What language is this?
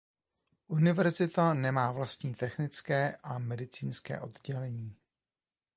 Czech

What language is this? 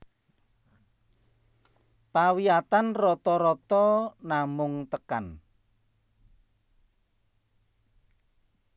Javanese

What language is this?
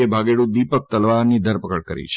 Gujarati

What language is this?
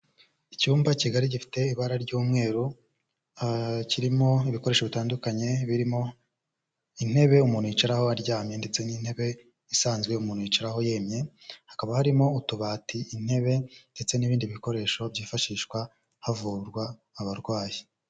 Kinyarwanda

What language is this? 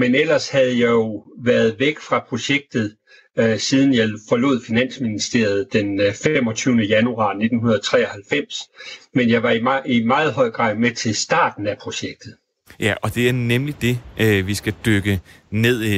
Danish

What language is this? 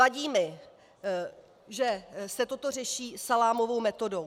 Czech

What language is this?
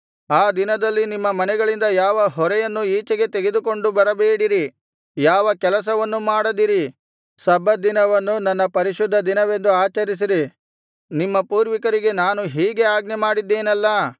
Kannada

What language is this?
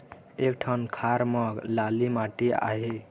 Chhattisgarhi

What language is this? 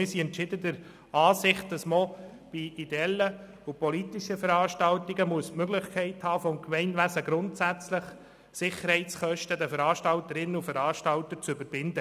Swiss German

